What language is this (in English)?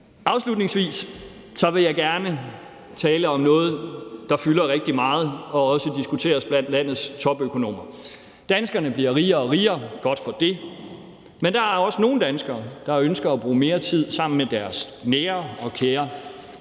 Danish